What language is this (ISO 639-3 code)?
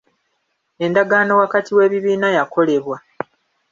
lug